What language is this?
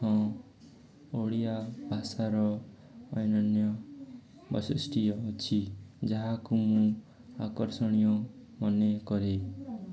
Odia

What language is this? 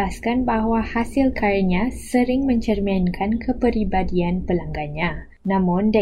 Malay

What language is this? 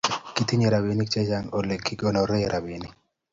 Kalenjin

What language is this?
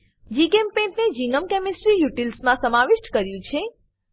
Gujarati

